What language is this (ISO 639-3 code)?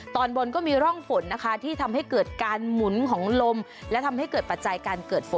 tha